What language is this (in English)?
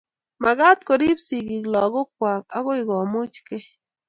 Kalenjin